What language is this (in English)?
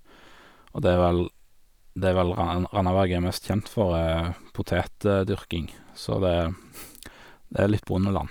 Norwegian